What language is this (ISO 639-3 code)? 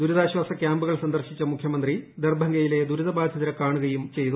mal